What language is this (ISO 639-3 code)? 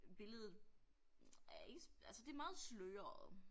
dan